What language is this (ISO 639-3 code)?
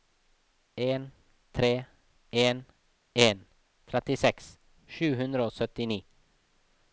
nor